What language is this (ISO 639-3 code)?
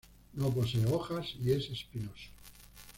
spa